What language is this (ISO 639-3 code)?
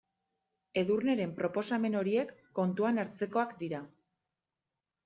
eus